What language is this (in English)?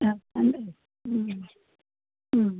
Kannada